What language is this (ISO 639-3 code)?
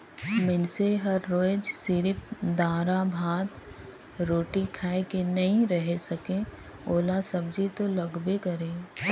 hne